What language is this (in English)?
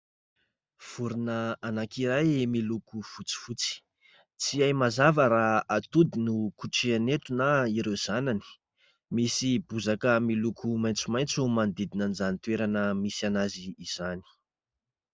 Malagasy